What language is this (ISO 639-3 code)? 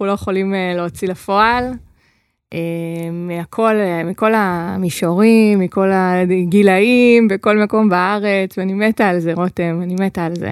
heb